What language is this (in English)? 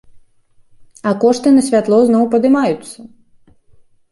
Belarusian